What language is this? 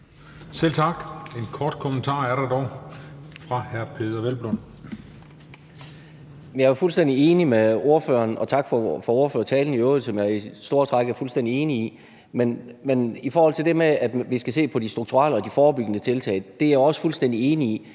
Danish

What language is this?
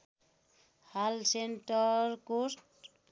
Nepali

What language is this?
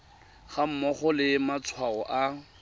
Tswana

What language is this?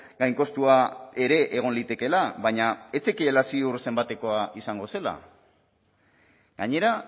Basque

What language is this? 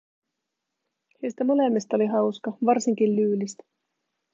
Finnish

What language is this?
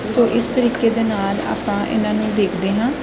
Punjabi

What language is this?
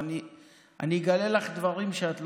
Hebrew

